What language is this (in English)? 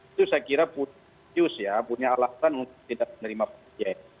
Indonesian